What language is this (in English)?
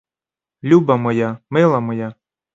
Ukrainian